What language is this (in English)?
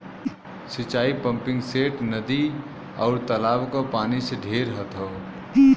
Bhojpuri